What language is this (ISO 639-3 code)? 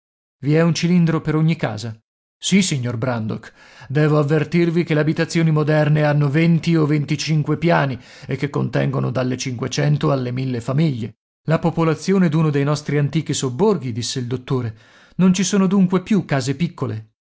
ita